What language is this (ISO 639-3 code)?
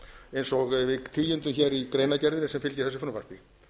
isl